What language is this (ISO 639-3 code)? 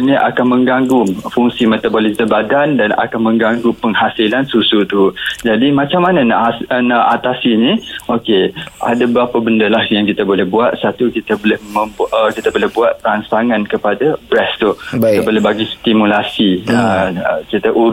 msa